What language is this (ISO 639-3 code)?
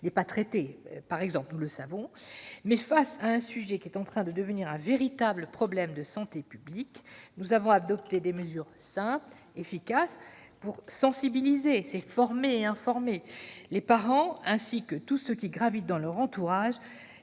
fra